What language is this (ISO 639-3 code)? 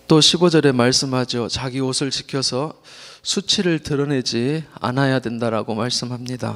kor